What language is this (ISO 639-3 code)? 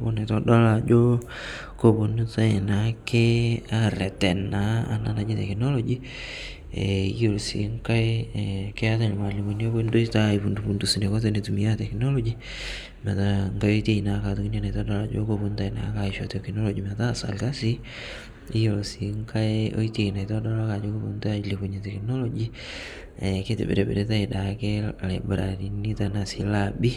mas